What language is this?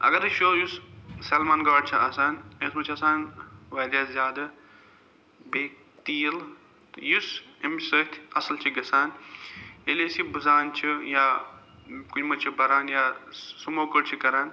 Kashmiri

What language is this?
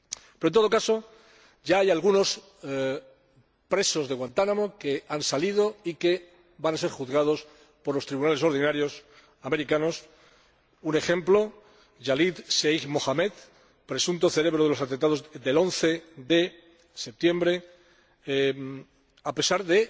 Spanish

